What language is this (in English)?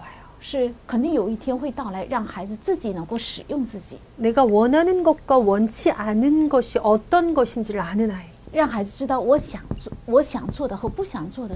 Korean